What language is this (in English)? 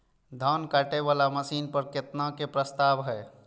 Maithili